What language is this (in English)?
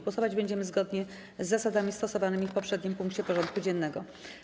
Polish